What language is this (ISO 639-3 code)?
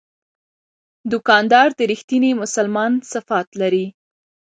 pus